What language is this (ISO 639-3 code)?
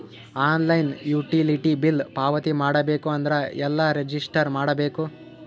kan